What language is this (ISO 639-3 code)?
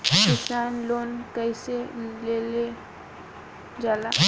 bho